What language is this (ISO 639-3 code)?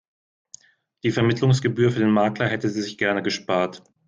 deu